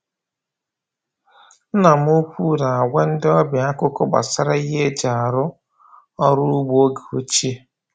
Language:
Igbo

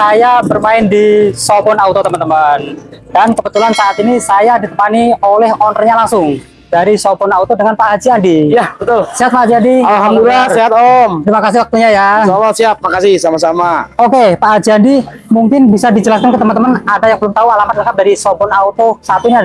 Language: Indonesian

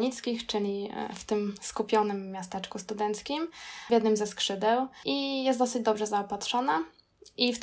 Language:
Polish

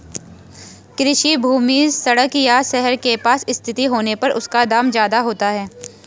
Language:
Hindi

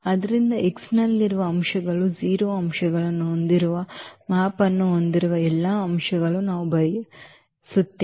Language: Kannada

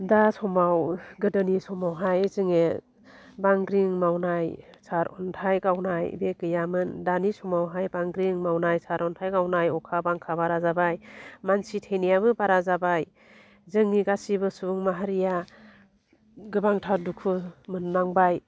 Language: Bodo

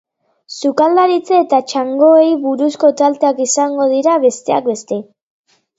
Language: Basque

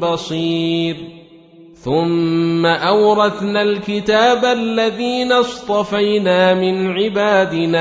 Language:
Arabic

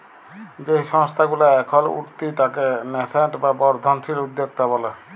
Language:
Bangla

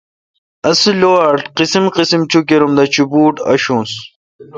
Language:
Kalkoti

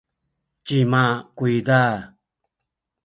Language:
Sakizaya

